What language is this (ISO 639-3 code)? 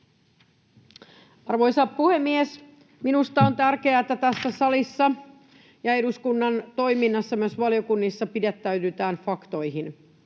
fin